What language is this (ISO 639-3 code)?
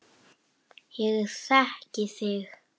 isl